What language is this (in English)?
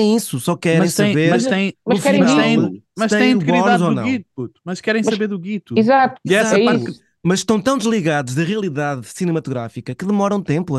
Portuguese